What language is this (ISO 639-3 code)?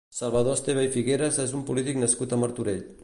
cat